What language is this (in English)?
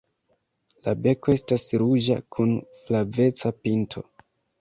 Esperanto